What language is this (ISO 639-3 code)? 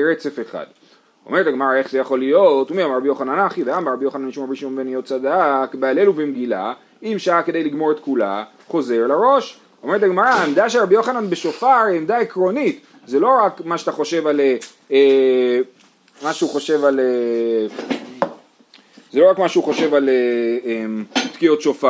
heb